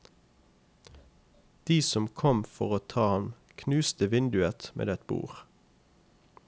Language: Norwegian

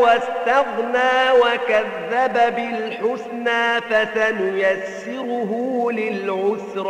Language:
Arabic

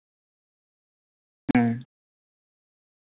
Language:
Santali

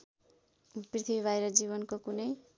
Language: Nepali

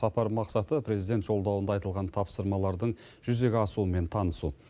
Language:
Kazakh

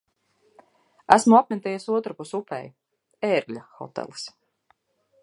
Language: Latvian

